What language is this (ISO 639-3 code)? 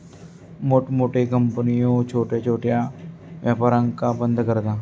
mar